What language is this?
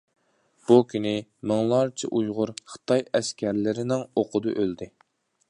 Uyghur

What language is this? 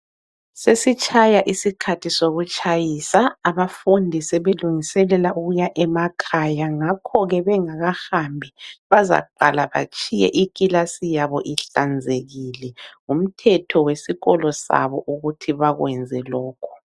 North Ndebele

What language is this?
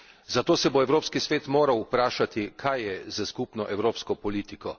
Slovenian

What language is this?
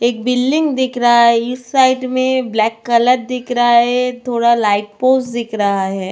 Hindi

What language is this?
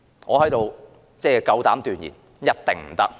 Cantonese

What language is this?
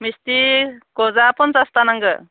Bodo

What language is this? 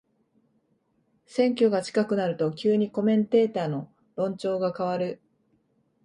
Japanese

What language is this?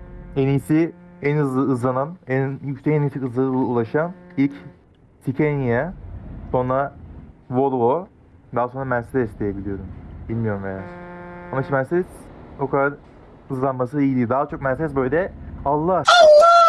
Turkish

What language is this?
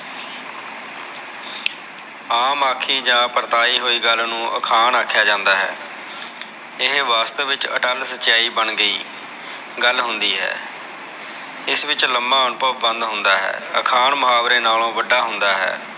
Punjabi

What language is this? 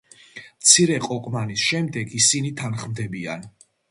Georgian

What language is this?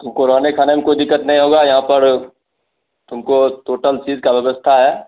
Hindi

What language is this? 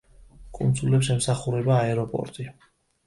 Georgian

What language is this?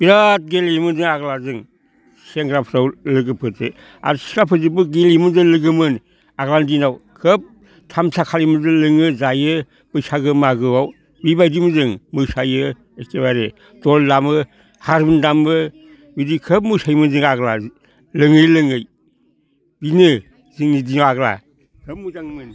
Bodo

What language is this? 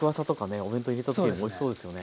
Japanese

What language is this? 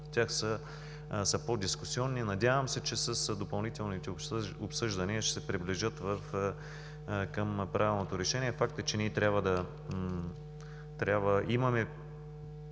Bulgarian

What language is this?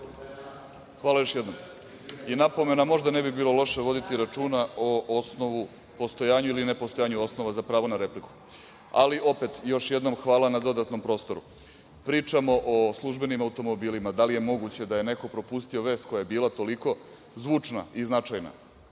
Serbian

